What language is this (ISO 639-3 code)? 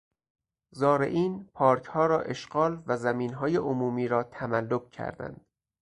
fas